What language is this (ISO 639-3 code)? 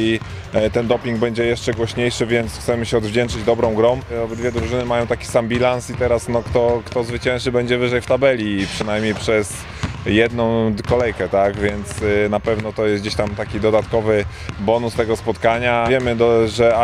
pol